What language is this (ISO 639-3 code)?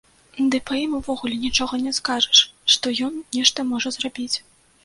bel